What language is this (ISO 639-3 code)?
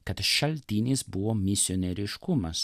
lit